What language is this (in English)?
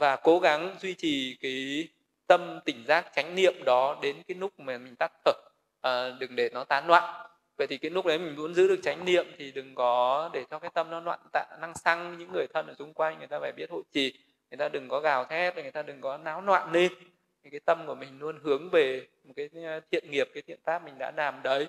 Vietnamese